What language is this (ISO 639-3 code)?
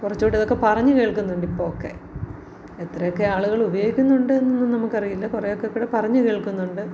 mal